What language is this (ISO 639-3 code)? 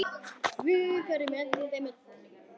isl